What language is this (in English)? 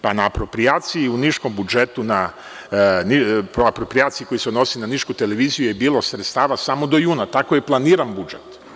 Serbian